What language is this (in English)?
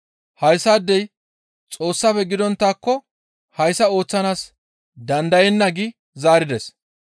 Gamo